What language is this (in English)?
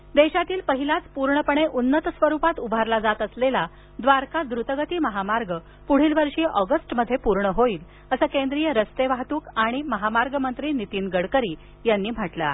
Marathi